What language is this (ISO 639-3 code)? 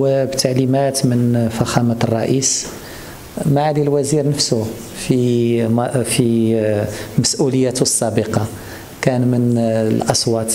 ara